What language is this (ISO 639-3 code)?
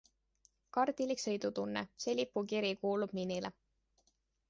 est